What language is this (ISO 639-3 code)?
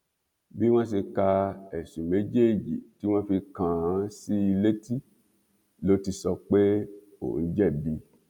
yor